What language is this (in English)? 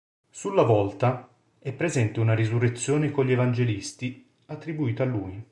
Italian